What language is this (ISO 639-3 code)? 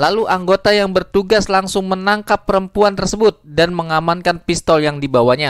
ind